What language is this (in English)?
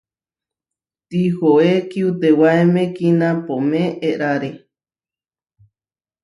Huarijio